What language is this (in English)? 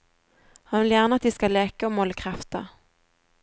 Norwegian